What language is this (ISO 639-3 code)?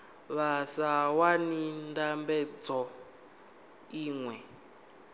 ven